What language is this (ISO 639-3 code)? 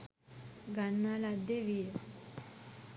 sin